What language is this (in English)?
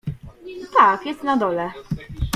Polish